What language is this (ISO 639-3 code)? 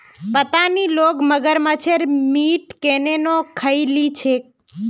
mag